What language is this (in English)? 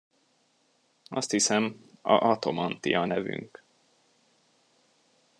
Hungarian